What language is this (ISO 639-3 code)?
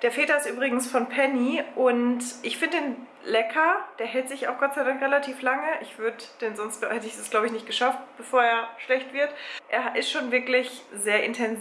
deu